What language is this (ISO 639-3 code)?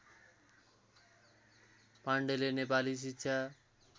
nep